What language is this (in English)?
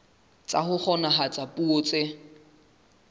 Southern Sotho